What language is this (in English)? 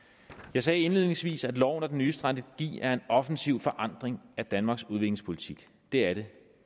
Danish